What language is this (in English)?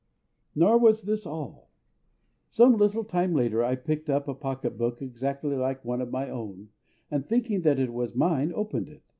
English